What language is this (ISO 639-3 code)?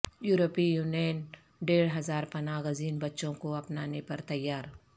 urd